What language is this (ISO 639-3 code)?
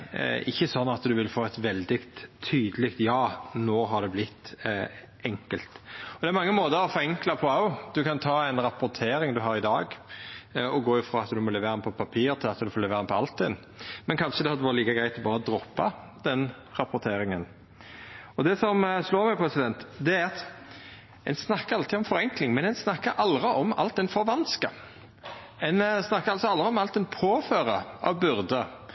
nno